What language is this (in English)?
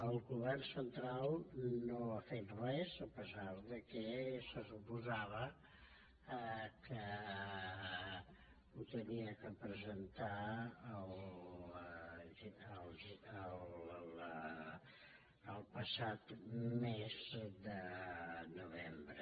Catalan